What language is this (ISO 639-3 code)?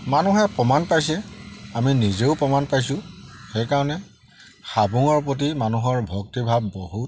asm